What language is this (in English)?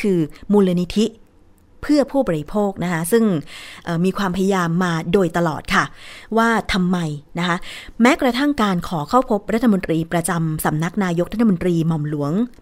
Thai